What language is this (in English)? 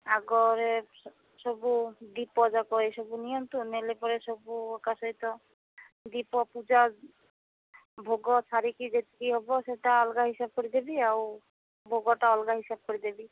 Odia